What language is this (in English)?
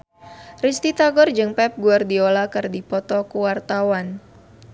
Sundanese